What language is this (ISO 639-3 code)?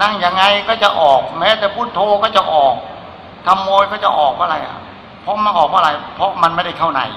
tha